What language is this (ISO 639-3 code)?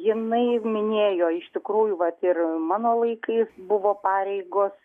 lit